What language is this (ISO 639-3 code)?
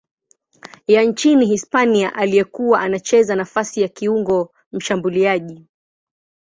swa